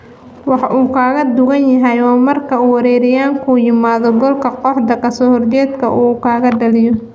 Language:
Somali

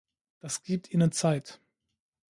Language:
German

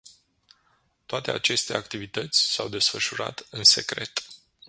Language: Romanian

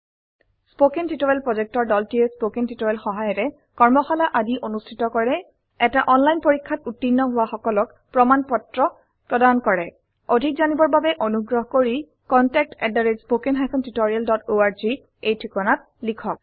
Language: Assamese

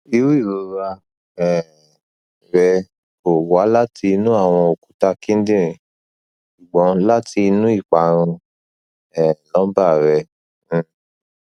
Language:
Yoruba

